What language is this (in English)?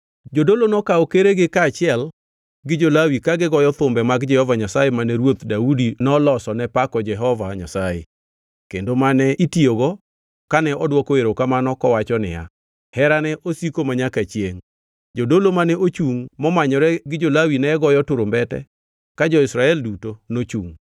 Luo (Kenya and Tanzania)